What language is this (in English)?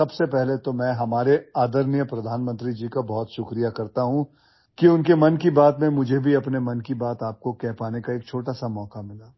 Odia